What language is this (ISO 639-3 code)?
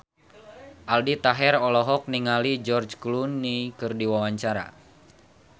sun